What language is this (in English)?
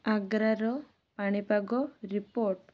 Odia